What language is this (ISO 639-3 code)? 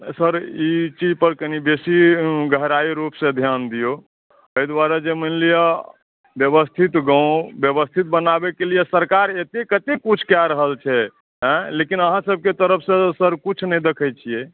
mai